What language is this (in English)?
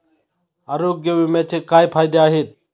Marathi